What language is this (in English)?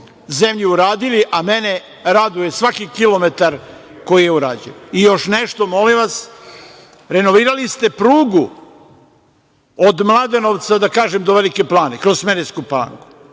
Serbian